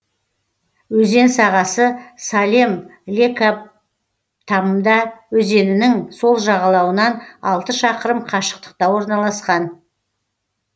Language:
Kazakh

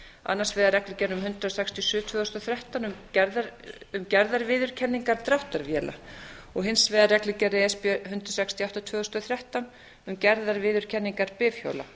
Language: Icelandic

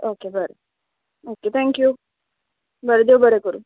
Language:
Konkani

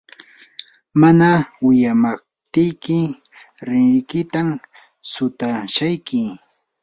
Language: Yanahuanca Pasco Quechua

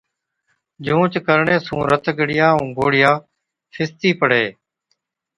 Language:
Od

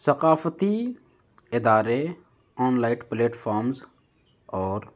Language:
Urdu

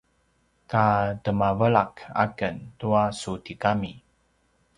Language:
Paiwan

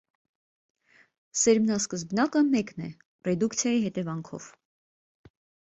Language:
Armenian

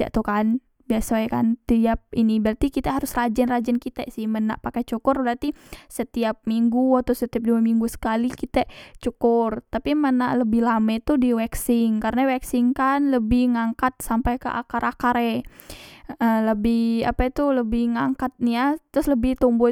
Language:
Musi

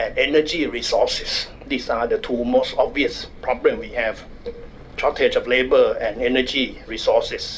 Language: English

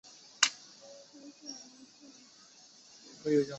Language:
Chinese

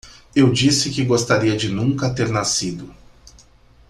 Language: Portuguese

